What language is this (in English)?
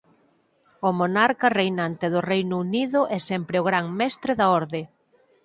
Galician